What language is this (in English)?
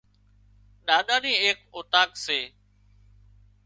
Wadiyara Koli